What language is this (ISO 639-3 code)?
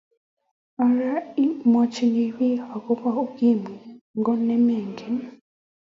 kln